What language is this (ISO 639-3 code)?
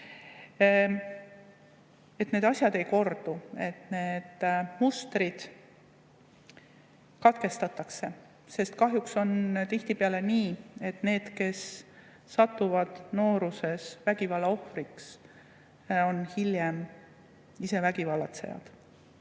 est